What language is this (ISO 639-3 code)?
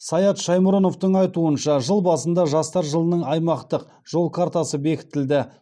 kaz